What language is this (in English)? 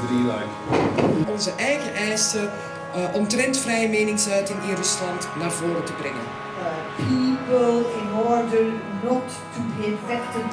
Dutch